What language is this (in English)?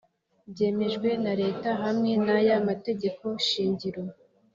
Kinyarwanda